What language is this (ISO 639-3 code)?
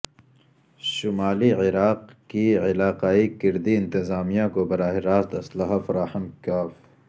urd